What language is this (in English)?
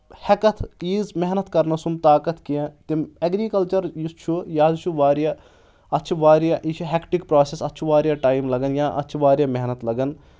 Kashmiri